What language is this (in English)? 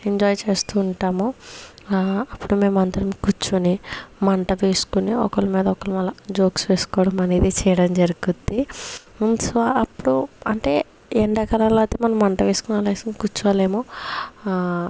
Telugu